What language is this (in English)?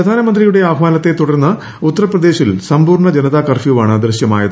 Malayalam